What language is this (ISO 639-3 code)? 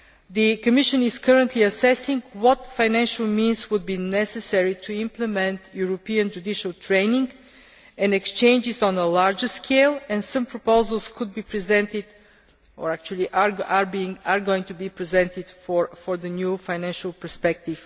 eng